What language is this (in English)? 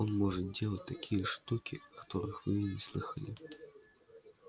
Russian